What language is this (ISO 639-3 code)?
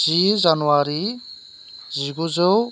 brx